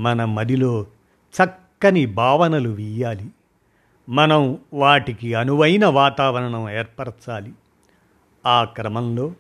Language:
Telugu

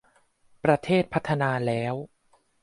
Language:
Thai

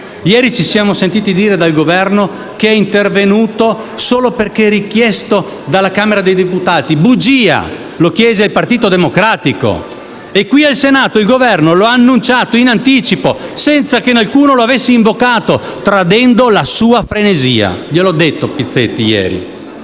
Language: Italian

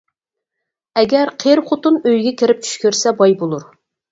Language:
Uyghur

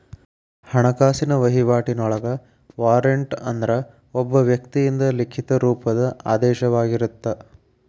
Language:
Kannada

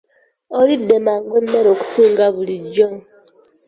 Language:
Ganda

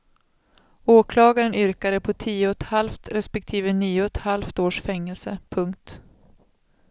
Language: Swedish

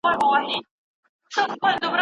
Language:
Pashto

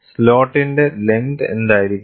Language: Malayalam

